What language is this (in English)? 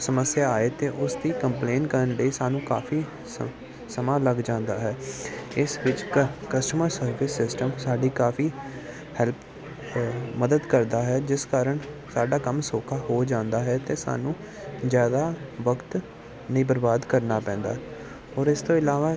Punjabi